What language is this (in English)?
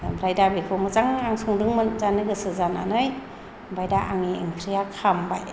Bodo